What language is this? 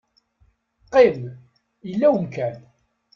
Kabyle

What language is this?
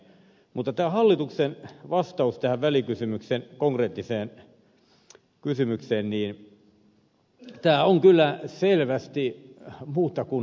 Finnish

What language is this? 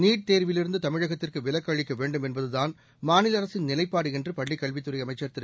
Tamil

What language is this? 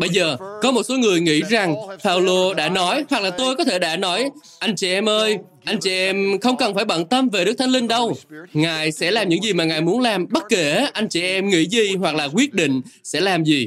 Vietnamese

